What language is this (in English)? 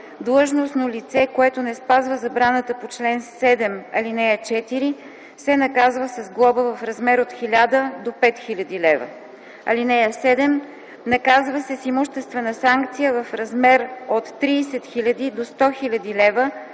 Bulgarian